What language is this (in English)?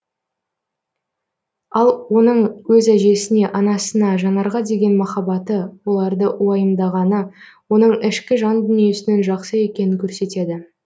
Kazakh